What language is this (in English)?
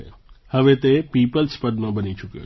Gujarati